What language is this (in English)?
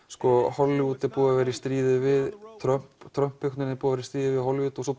Icelandic